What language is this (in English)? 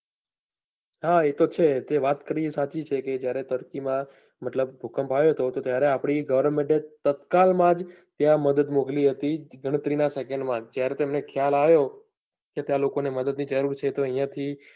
Gujarati